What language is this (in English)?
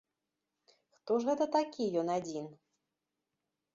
Belarusian